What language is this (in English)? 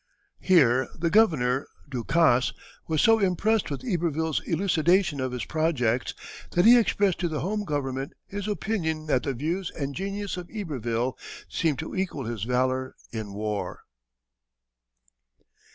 English